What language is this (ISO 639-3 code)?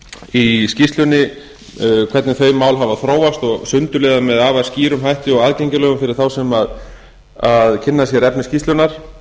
isl